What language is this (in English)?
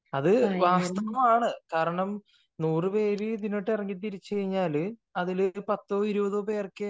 Malayalam